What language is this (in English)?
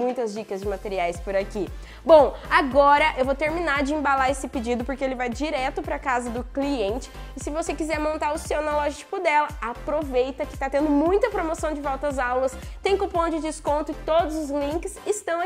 Portuguese